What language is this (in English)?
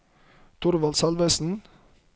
Norwegian